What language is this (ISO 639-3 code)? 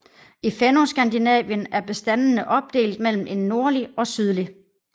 dan